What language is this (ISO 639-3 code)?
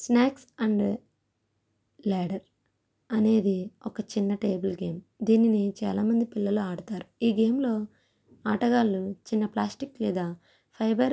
tel